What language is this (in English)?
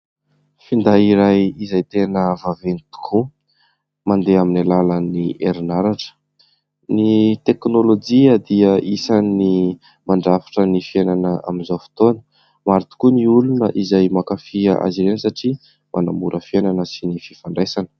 Malagasy